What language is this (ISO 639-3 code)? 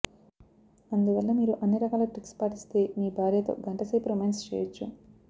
tel